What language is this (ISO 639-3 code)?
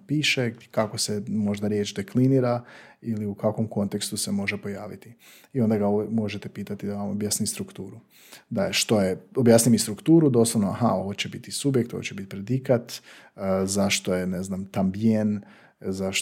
hrv